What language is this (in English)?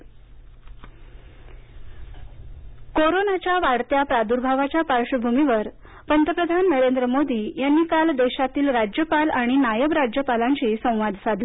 Marathi